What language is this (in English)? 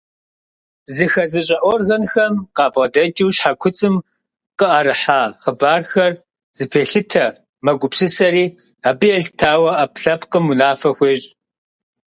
Kabardian